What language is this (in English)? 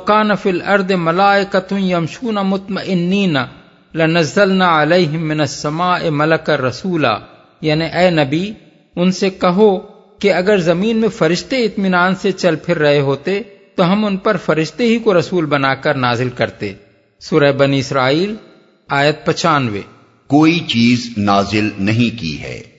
Urdu